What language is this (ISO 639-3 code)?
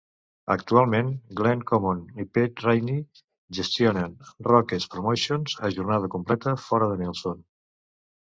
cat